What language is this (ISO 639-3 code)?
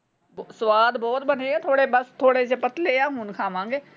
pan